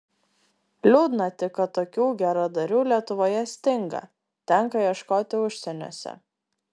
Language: Lithuanian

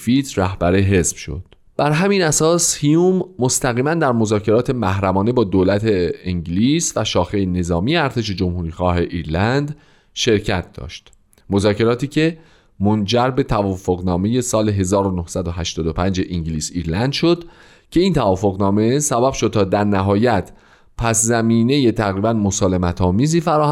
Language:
Persian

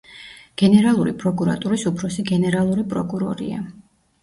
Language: Georgian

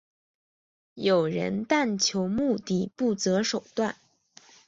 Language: Chinese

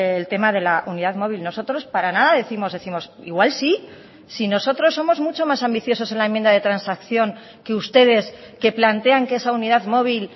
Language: Spanish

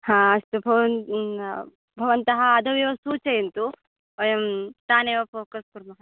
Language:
Sanskrit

